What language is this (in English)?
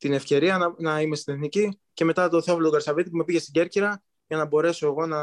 Greek